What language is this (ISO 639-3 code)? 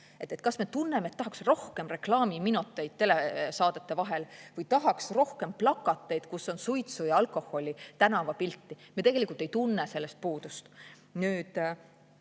est